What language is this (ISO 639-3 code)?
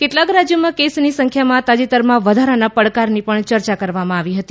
guj